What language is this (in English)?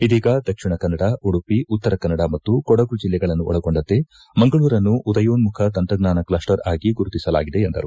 Kannada